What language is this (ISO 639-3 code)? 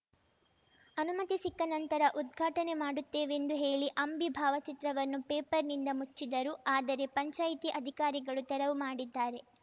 kan